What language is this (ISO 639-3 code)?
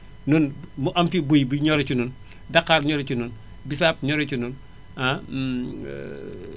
wol